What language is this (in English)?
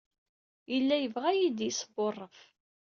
Kabyle